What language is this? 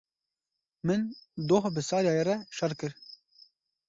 Kurdish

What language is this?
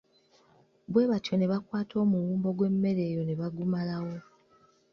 Ganda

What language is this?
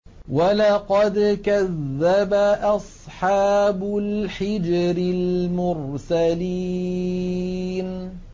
Arabic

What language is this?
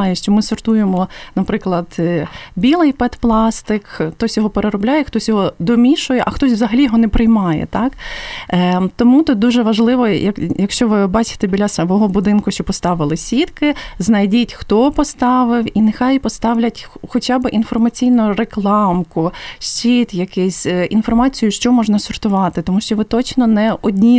Ukrainian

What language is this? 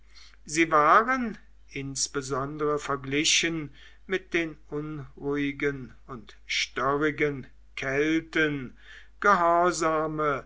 German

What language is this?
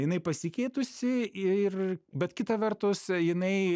Lithuanian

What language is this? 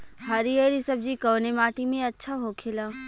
Bhojpuri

